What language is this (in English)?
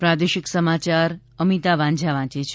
Gujarati